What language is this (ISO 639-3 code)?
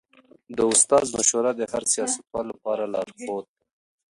pus